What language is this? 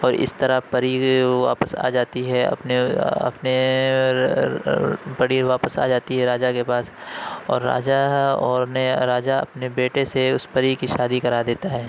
Urdu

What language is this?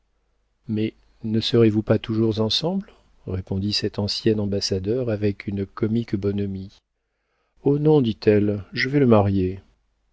French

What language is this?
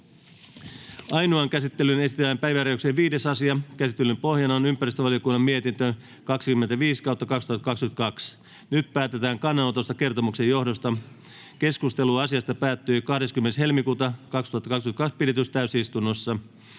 Finnish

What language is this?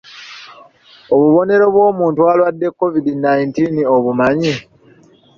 Ganda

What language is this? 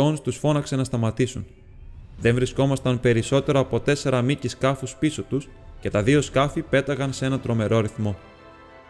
Greek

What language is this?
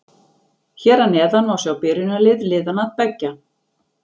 Icelandic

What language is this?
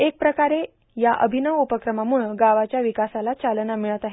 Marathi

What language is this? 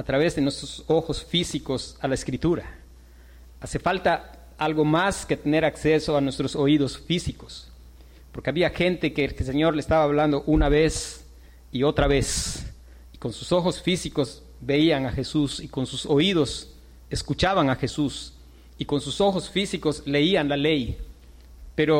Spanish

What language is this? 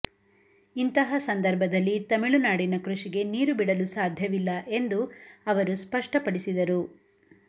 Kannada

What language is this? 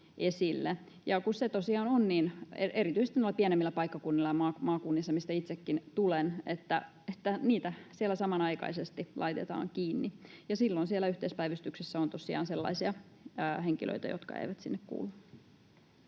Finnish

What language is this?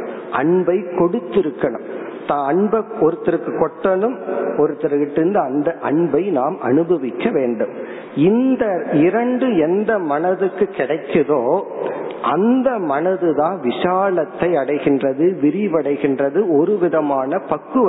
Tamil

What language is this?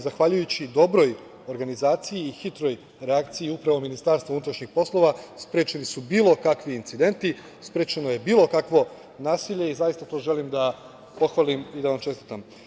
Serbian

